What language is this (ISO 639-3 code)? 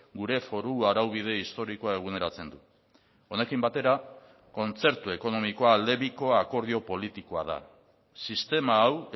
eus